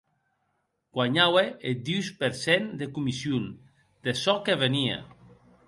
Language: Occitan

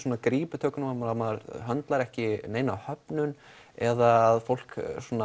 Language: Icelandic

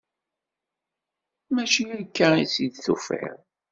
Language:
Kabyle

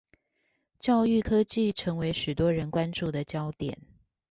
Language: Chinese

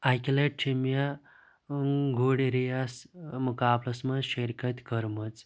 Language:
Kashmiri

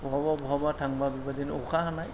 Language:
Bodo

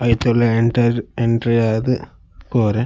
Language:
Tulu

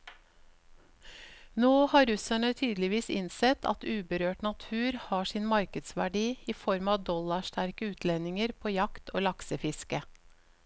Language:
Norwegian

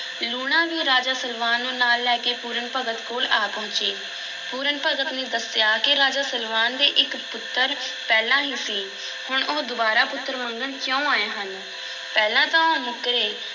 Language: Punjabi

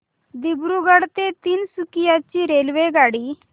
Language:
Marathi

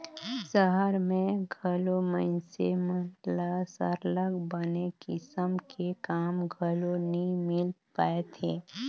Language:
Chhattisgarhi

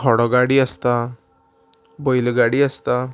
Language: Konkani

